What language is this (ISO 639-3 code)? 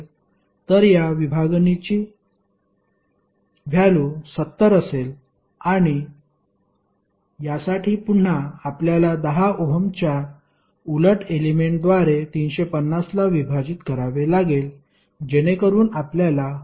mar